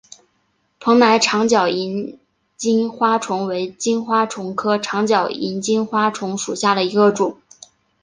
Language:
Chinese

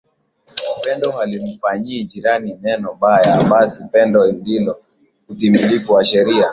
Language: Swahili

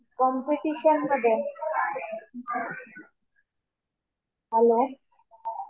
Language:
Marathi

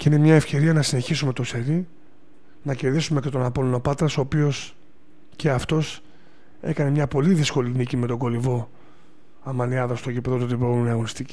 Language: Greek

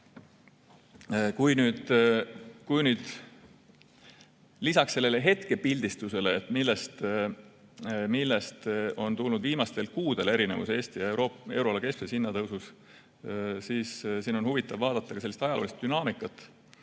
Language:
Estonian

